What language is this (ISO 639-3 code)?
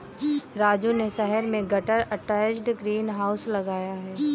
hin